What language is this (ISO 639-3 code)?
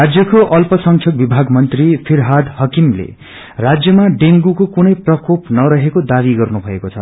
nep